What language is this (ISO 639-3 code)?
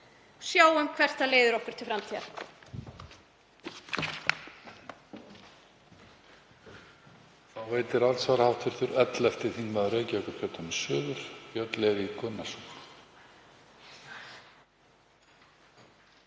isl